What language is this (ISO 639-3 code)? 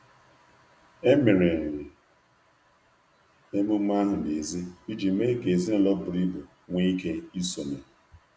ibo